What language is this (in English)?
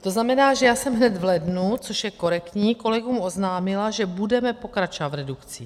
Czech